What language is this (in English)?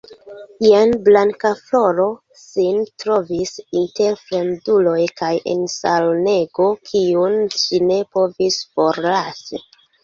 Esperanto